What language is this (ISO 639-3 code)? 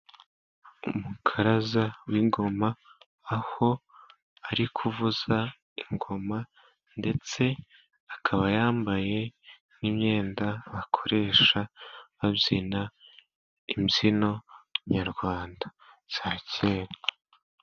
kin